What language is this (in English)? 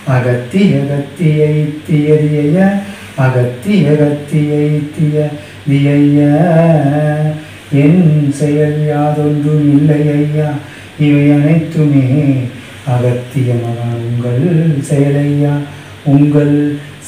Korean